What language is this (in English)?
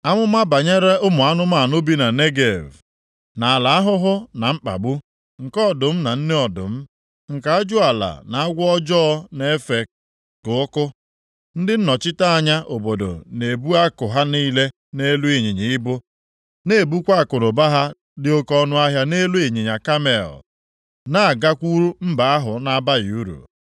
Igbo